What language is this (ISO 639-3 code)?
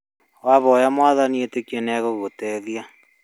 kik